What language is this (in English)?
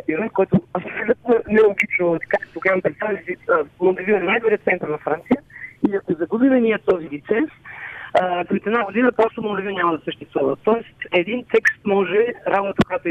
Bulgarian